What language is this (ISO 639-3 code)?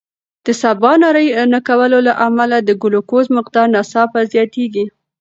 pus